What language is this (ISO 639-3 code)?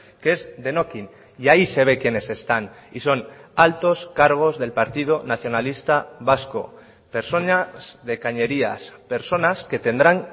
spa